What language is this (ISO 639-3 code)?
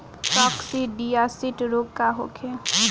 bho